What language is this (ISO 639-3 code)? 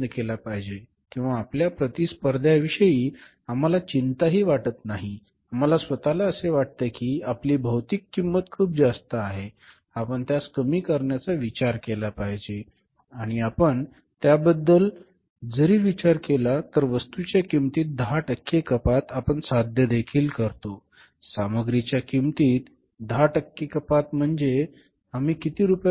mar